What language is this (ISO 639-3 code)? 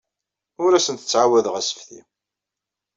kab